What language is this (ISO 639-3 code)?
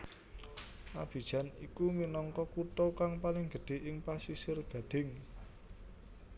jav